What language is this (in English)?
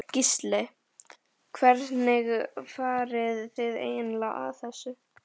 Icelandic